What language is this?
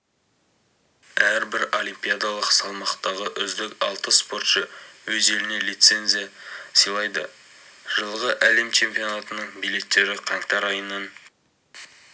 Kazakh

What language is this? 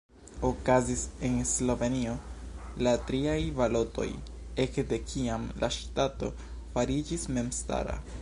Esperanto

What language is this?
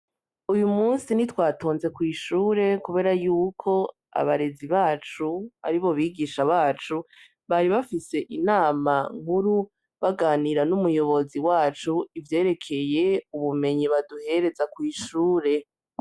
Rundi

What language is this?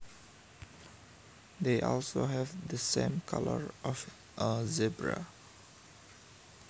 Javanese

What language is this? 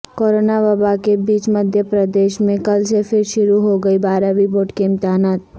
Urdu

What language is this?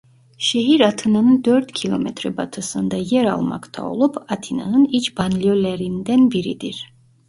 Turkish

